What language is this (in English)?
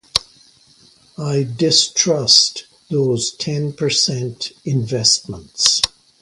English